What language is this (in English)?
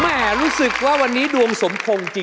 Thai